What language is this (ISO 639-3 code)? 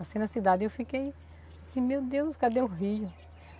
por